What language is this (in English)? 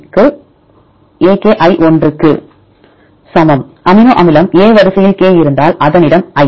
Tamil